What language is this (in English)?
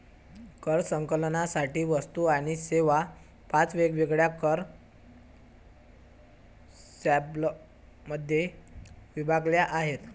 Marathi